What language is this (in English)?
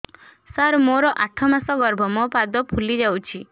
Odia